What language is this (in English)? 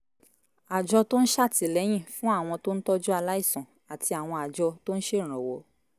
Yoruba